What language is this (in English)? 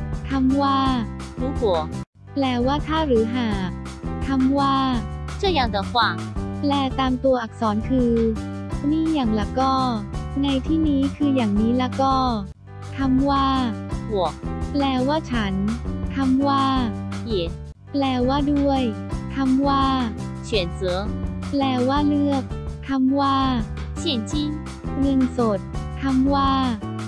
Thai